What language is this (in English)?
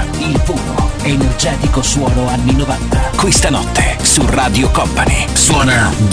Italian